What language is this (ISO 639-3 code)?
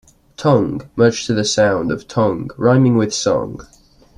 eng